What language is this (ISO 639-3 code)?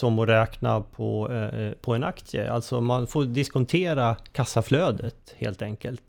swe